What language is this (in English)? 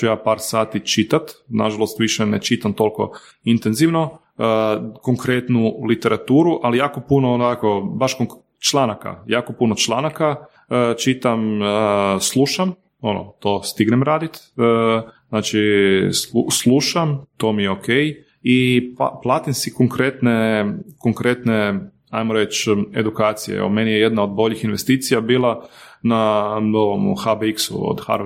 Croatian